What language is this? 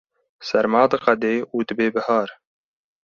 Kurdish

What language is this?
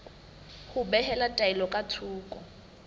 Southern Sotho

